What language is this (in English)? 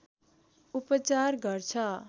Nepali